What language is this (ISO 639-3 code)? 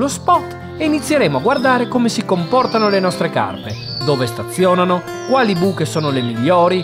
ita